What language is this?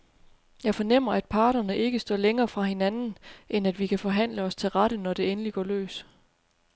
Danish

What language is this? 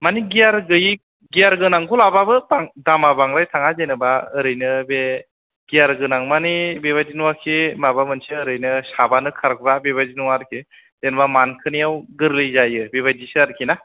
Bodo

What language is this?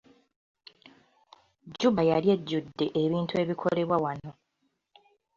Ganda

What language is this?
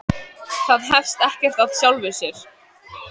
Icelandic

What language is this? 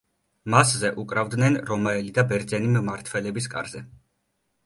Georgian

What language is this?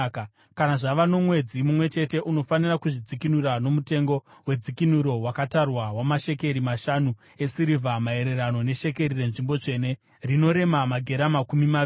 Shona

